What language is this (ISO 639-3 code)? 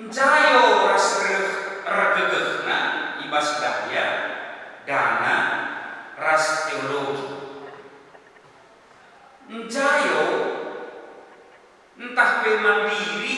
ind